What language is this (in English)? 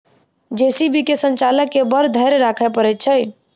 Maithili